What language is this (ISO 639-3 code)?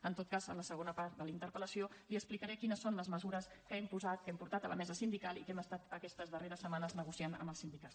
cat